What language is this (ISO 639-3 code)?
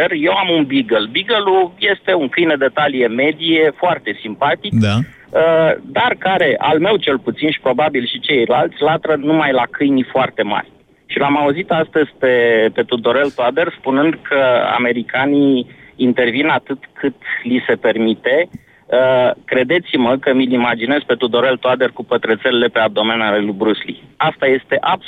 ron